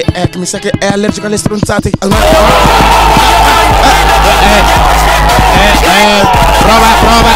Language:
Italian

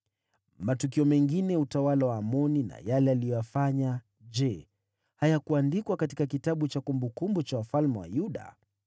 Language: Swahili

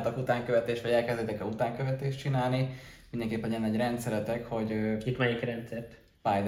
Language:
Hungarian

